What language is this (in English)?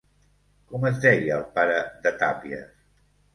Catalan